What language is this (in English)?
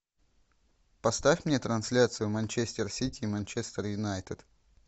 Russian